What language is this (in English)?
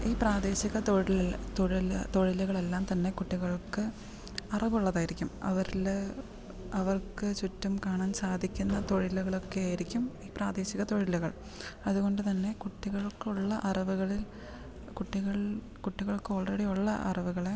Malayalam